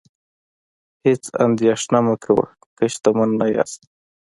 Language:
Pashto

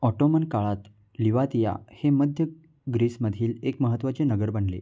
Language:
Marathi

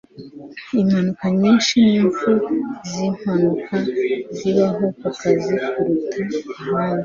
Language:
Kinyarwanda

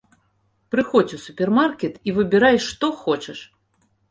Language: Belarusian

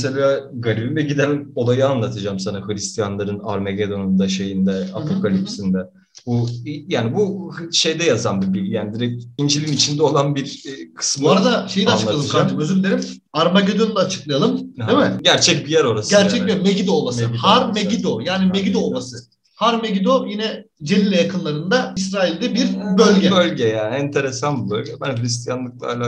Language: Turkish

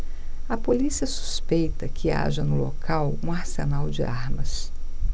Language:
Portuguese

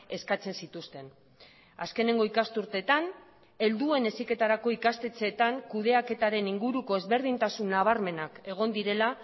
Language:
Basque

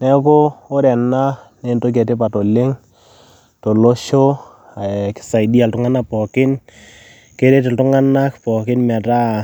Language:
Masai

